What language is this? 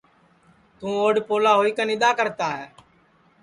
Sansi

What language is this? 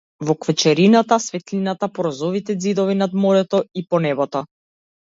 Macedonian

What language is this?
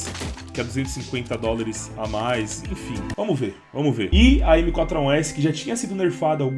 Portuguese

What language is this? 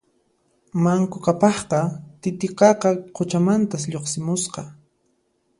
Puno Quechua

